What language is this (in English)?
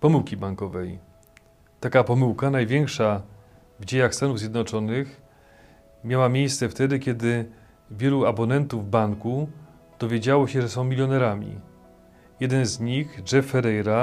Polish